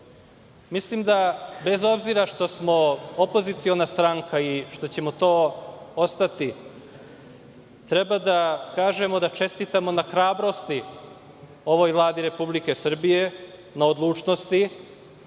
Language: Serbian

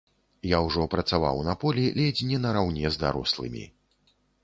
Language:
Belarusian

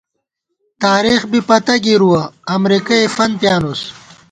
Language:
Gawar-Bati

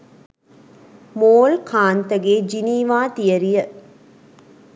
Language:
Sinhala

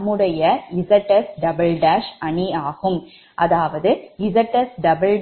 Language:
Tamil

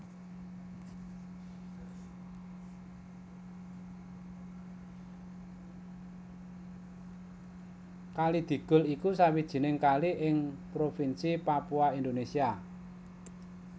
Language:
Javanese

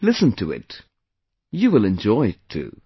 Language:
English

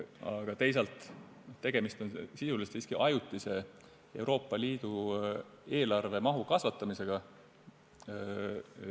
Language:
Estonian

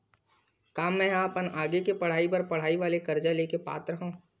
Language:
Chhattisgarhi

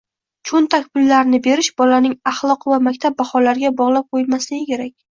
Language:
Uzbek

